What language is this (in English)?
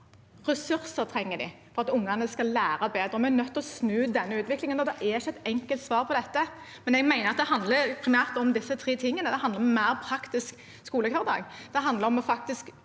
Norwegian